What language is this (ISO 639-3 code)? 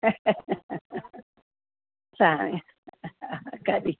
snd